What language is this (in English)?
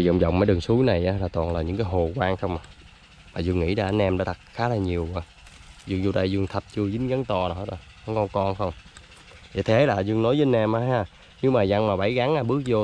Vietnamese